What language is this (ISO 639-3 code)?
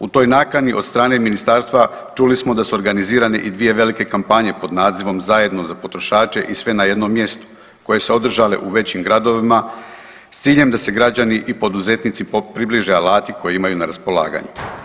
hrv